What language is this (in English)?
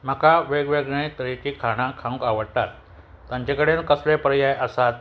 Konkani